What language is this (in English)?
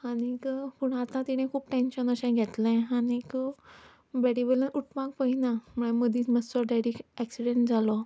Konkani